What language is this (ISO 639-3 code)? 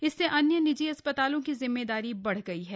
hin